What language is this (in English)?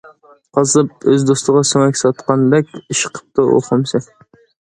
Uyghur